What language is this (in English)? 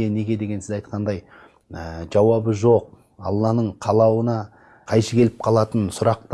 Turkish